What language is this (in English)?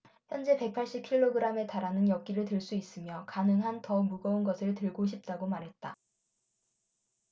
Korean